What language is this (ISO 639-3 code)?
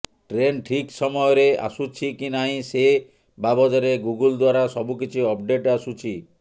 ori